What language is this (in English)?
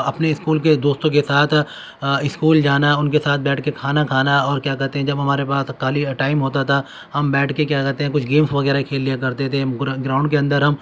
Urdu